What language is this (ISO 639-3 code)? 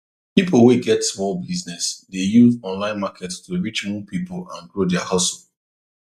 pcm